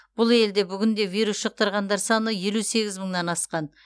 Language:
Kazakh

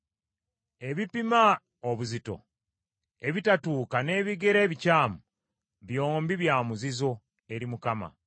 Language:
Ganda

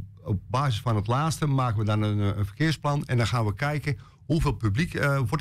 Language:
Dutch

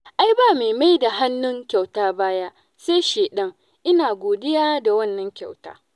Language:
Hausa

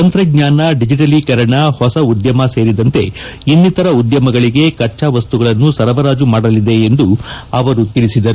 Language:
Kannada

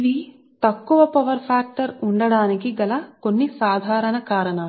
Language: Telugu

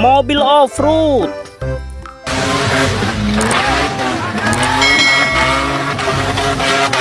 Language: Indonesian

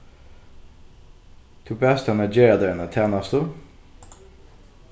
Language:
Faroese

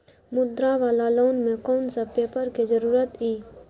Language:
Maithili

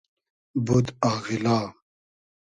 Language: Hazaragi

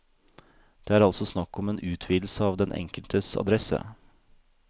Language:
Norwegian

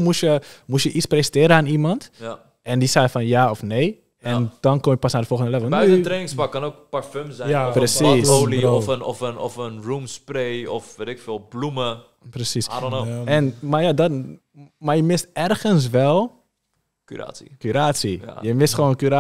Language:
Dutch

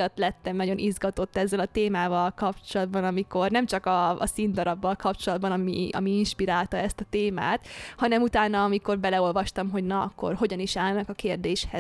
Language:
Hungarian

